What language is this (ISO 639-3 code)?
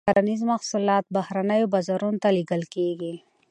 pus